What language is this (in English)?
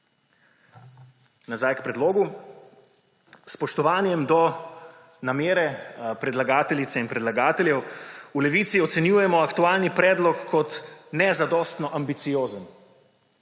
Slovenian